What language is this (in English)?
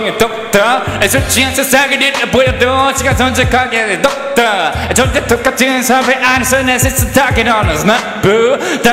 Dutch